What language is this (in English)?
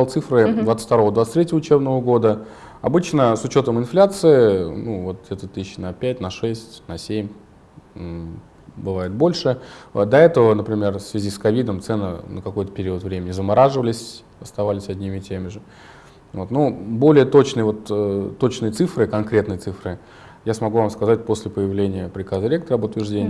Russian